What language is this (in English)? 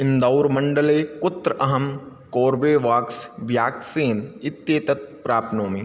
Sanskrit